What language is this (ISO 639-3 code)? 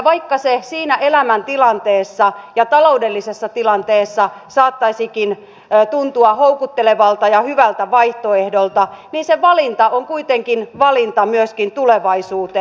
fin